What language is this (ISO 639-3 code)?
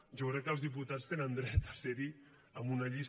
cat